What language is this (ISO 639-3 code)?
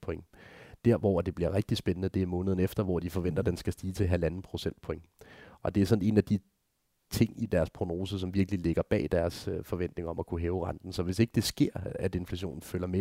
dan